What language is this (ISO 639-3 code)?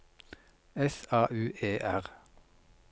nor